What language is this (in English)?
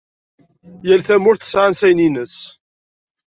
Kabyle